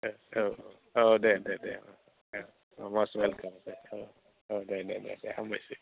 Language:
Bodo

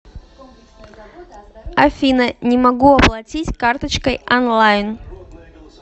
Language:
Russian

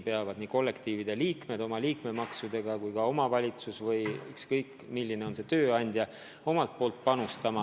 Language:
Estonian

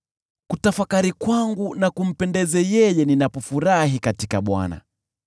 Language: Swahili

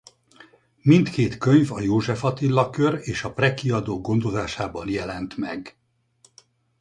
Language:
Hungarian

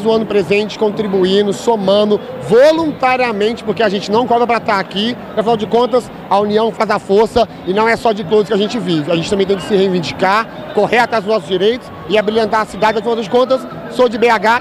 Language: Portuguese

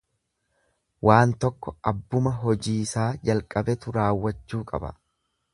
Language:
Oromo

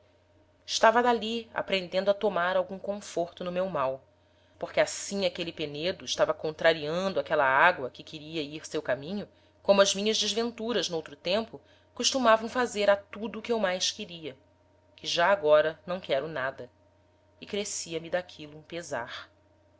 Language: Portuguese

